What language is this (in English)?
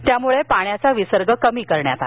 Marathi